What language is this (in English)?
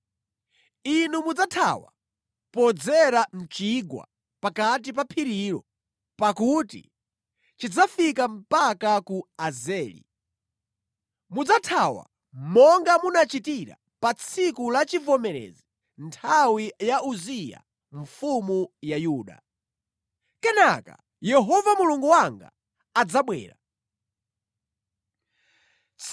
Nyanja